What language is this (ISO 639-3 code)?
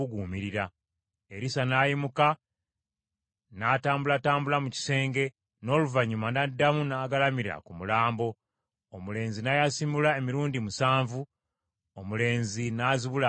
lug